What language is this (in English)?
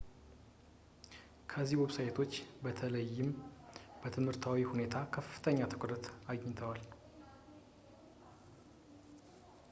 Amharic